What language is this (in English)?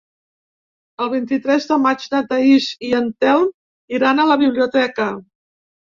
Catalan